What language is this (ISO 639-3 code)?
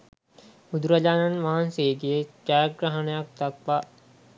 sin